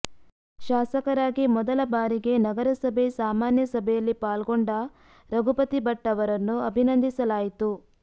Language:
Kannada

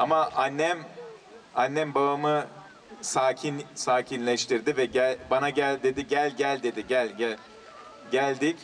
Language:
Turkish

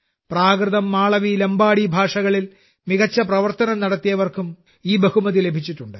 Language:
Malayalam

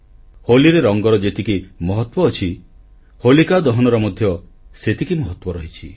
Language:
Odia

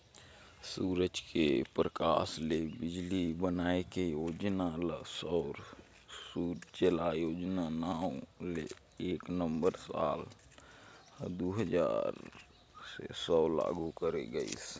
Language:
Chhattisgarhi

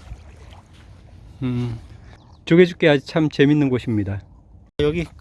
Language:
Korean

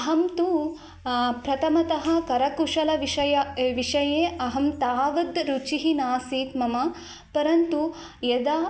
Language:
Sanskrit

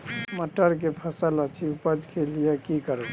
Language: Maithili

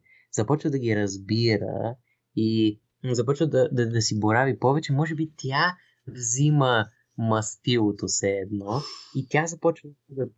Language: Bulgarian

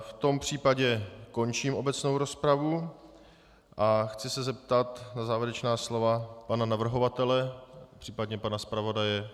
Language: Czech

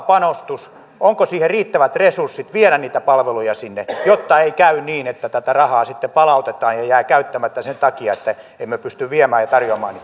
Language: Finnish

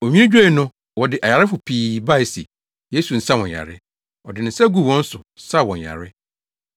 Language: Akan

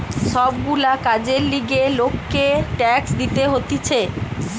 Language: Bangla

